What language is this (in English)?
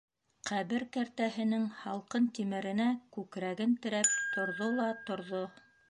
Bashkir